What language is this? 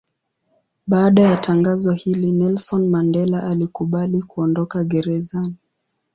Swahili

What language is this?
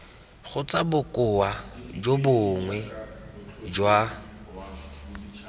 Tswana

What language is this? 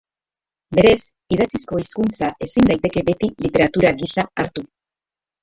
Basque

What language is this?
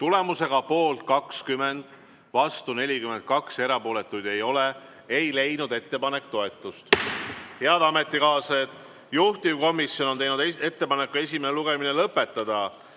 Estonian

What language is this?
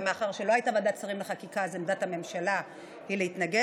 Hebrew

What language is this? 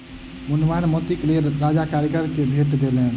Maithili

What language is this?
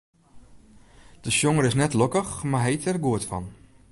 Western Frisian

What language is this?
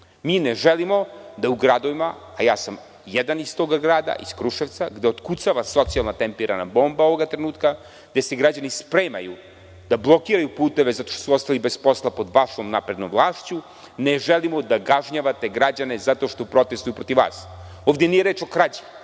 Serbian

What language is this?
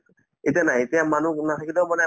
Assamese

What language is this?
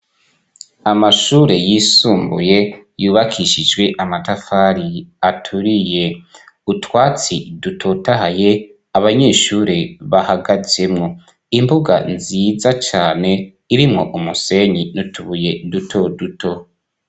Rundi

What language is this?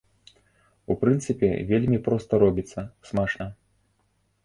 Belarusian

